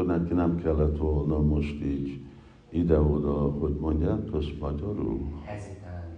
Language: Hungarian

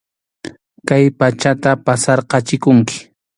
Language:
Arequipa-La Unión Quechua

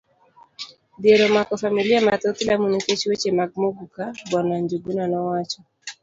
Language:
Luo (Kenya and Tanzania)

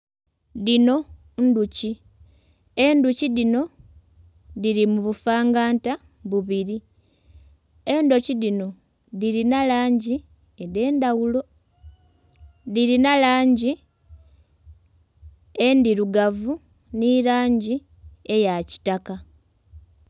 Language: Soga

